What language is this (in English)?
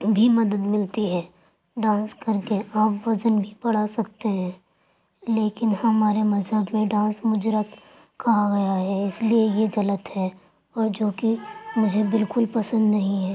Urdu